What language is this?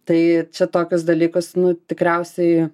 Lithuanian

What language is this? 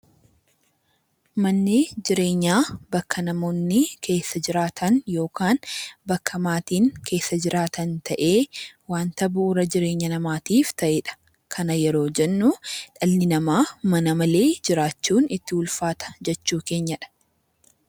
Oromo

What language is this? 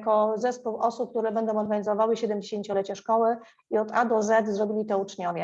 Polish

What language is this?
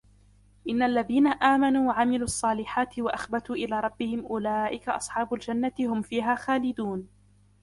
Arabic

